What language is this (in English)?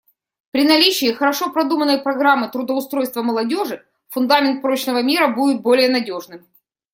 Russian